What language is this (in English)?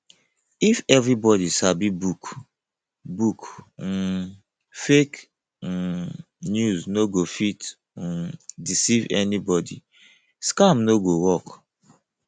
Nigerian Pidgin